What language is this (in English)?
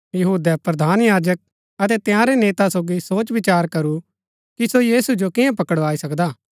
Gaddi